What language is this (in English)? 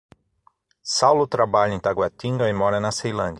Portuguese